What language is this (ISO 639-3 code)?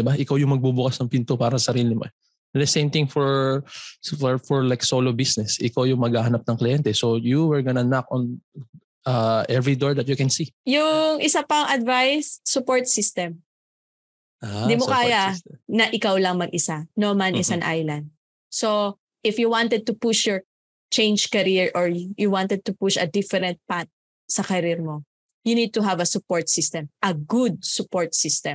fil